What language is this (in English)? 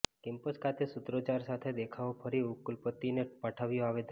Gujarati